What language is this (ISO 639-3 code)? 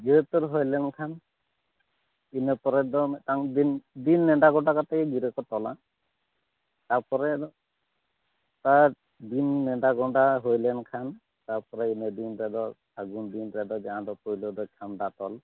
sat